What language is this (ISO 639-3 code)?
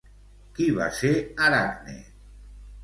cat